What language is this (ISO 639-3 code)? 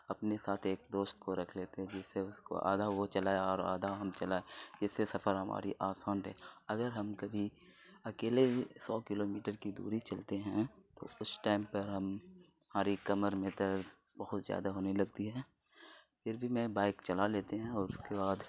urd